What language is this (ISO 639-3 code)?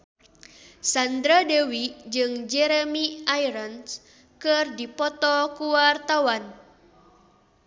sun